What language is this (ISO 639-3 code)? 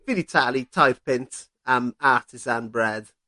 cym